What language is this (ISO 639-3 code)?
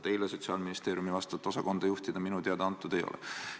est